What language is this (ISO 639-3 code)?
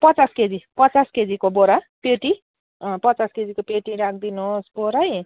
nep